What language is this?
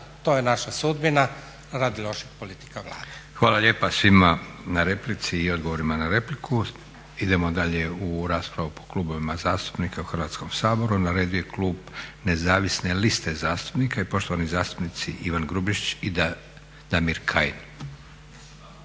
Croatian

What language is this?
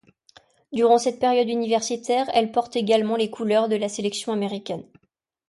French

